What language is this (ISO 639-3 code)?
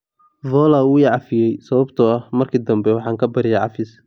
som